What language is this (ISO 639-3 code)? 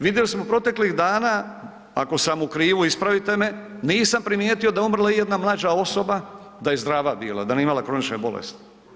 hrv